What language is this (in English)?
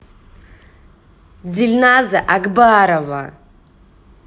Russian